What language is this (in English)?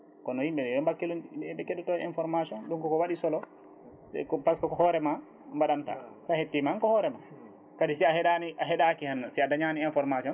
Fula